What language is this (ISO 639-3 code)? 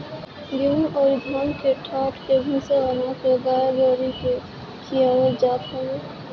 bho